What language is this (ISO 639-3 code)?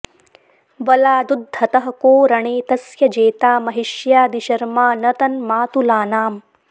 san